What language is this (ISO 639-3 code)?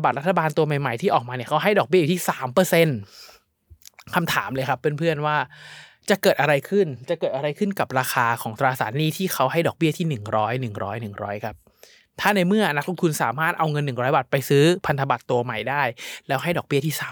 tha